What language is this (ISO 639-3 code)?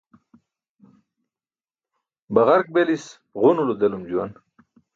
bsk